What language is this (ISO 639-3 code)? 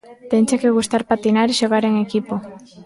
glg